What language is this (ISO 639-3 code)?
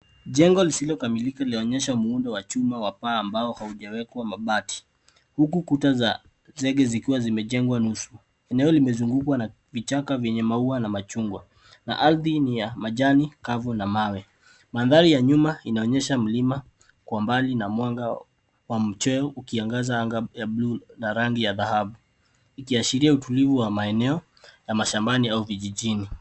swa